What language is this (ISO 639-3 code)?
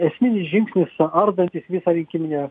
lit